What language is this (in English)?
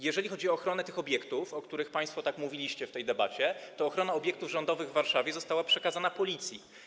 Polish